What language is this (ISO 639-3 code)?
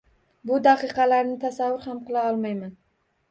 uzb